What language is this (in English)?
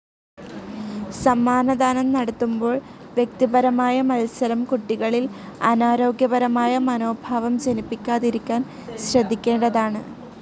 Malayalam